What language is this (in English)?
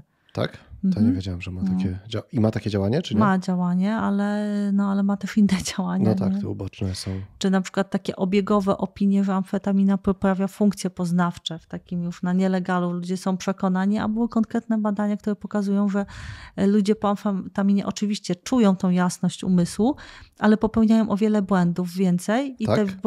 Polish